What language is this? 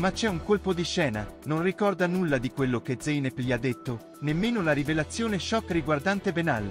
Italian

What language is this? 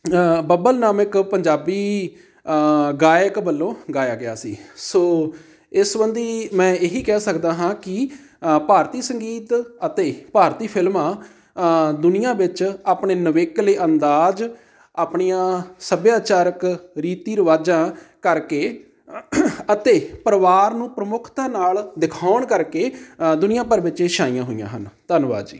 Punjabi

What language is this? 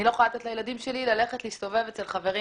Hebrew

